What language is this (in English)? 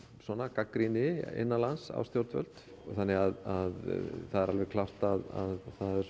Icelandic